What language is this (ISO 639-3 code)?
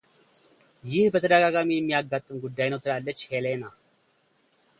amh